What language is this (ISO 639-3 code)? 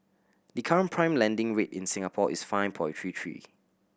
eng